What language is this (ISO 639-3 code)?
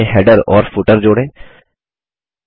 hin